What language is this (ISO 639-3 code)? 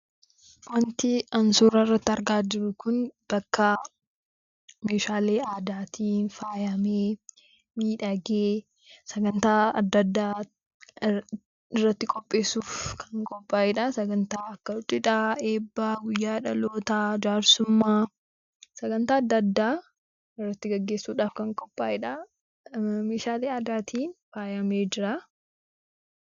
orm